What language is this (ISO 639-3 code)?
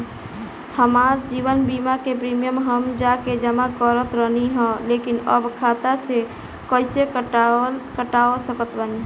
bho